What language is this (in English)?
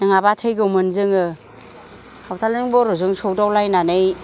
Bodo